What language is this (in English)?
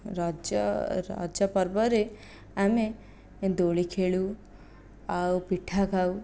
Odia